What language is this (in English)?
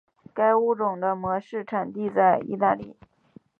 Chinese